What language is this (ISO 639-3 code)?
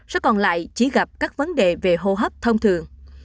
vie